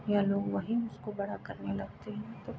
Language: Hindi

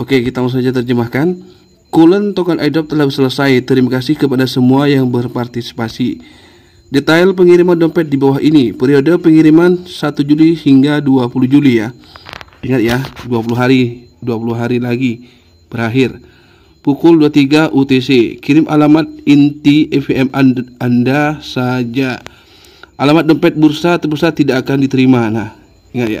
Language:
Indonesian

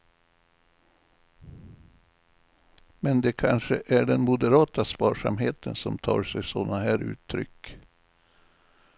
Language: Swedish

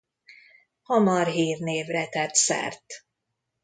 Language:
Hungarian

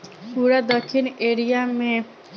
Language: Bhojpuri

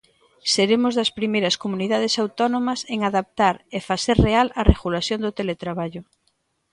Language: Galician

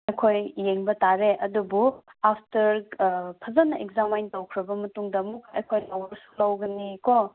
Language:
Manipuri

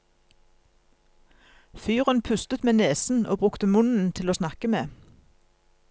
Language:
Norwegian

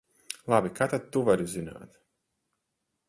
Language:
Latvian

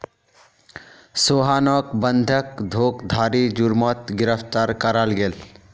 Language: Magahi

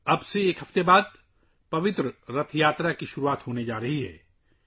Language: Urdu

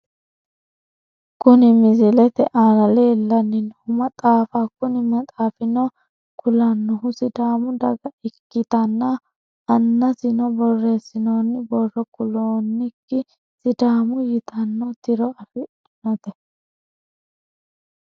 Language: Sidamo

